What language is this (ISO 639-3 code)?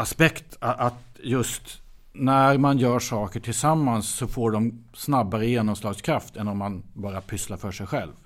swe